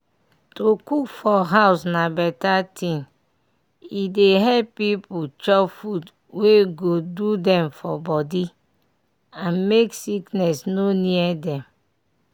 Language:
Nigerian Pidgin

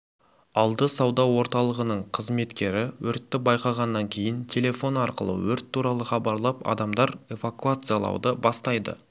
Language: Kazakh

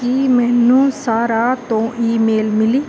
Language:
Punjabi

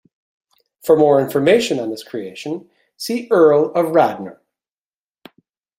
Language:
English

